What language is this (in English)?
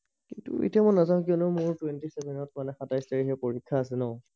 Assamese